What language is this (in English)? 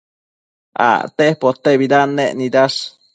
Matsés